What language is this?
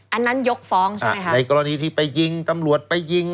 Thai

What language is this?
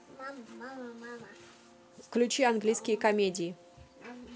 Russian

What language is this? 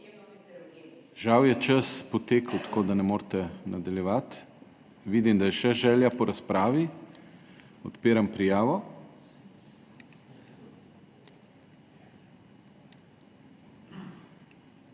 Slovenian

